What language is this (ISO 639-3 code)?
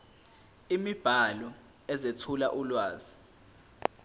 zul